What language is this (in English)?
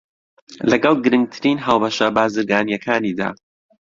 Central Kurdish